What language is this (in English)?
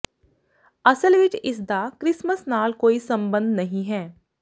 Punjabi